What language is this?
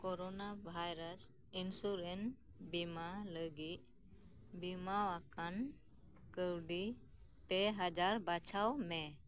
Santali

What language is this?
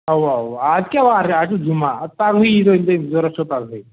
Kashmiri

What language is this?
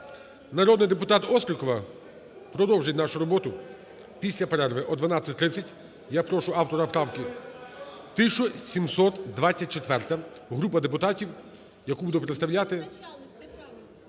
Ukrainian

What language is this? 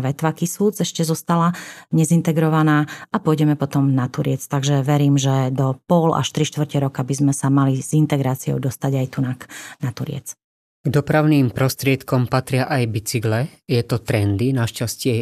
Slovak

